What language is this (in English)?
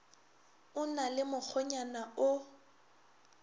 Northern Sotho